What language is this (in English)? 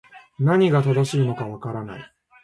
Japanese